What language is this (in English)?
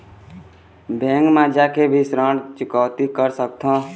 Chhattisgarhi